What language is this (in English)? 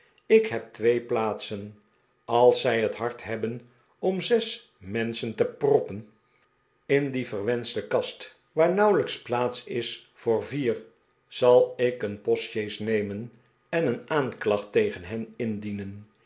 Dutch